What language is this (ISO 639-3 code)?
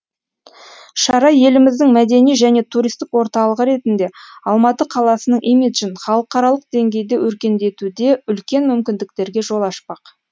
kaz